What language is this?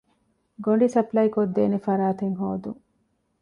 Divehi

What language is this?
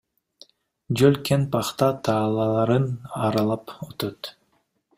Kyrgyz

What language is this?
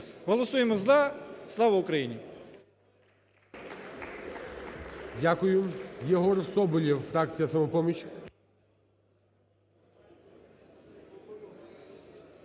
Ukrainian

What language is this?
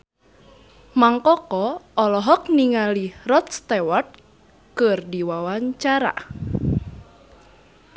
Sundanese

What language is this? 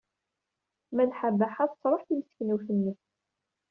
Kabyle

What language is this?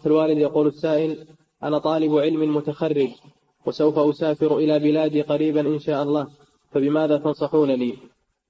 Arabic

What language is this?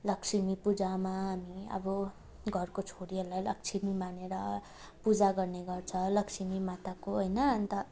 Nepali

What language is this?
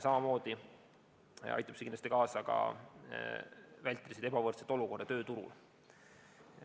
Estonian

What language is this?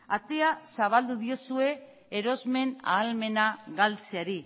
Basque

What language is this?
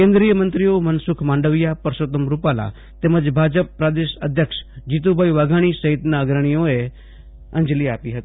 Gujarati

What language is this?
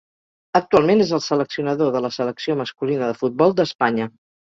Catalan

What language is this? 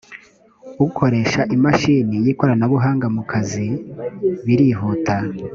Kinyarwanda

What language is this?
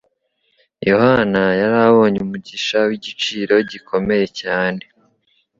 Kinyarwanda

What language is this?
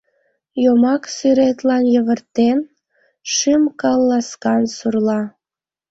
Mari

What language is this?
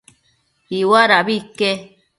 Matsés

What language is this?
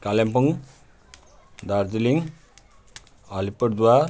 Nepali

